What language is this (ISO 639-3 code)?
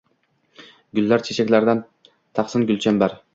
uzb